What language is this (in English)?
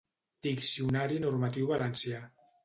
Catalan